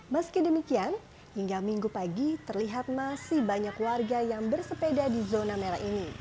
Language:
Indonesian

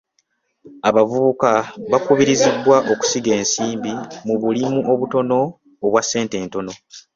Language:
Ganda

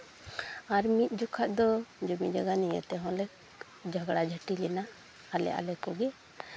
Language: Santali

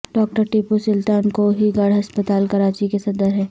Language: Urdu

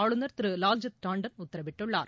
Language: Tamil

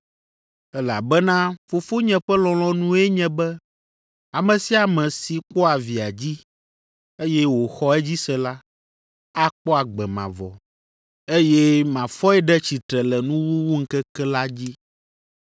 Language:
Ewe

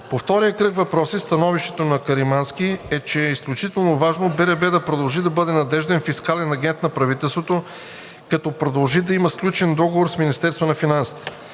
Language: Bulgarian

